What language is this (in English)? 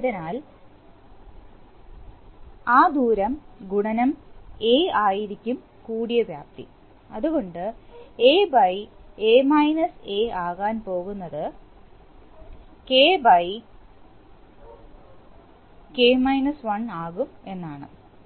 Malayalam